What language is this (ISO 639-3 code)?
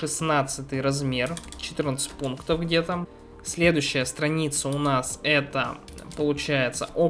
rus